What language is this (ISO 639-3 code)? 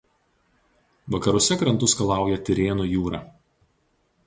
lit